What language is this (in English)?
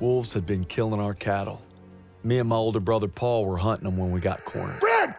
English